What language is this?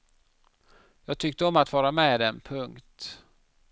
Swedish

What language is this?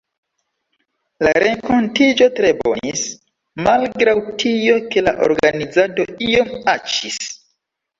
Esperanto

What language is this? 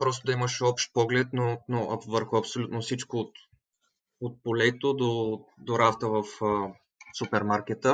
Bulgarian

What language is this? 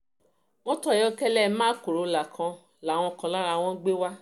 Yoruba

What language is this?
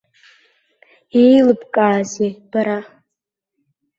Abkhazian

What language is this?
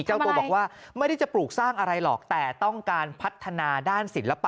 Thai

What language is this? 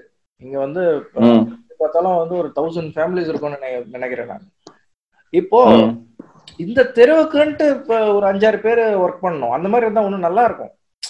Tamil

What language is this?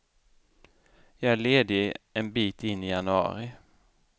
Swedish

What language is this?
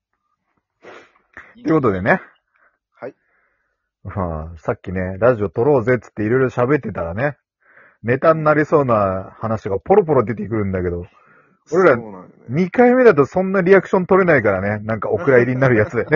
Japanese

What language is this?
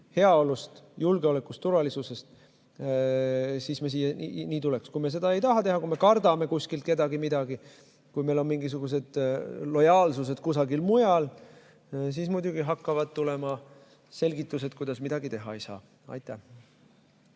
Estonian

